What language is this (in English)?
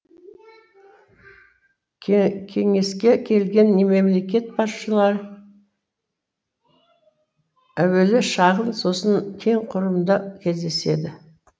Kazakh